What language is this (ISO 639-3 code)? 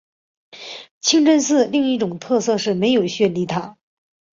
zho